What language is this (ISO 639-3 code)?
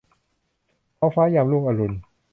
tha